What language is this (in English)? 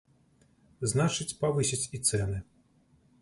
Belarusian